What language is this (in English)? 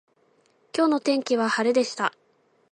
Japanese